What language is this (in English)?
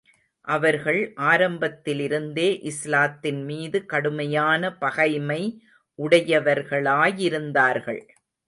Tamil